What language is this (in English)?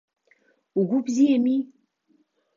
Abkhazian